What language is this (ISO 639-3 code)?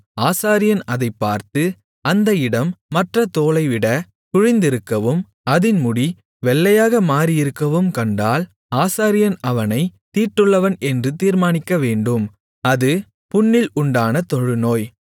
tam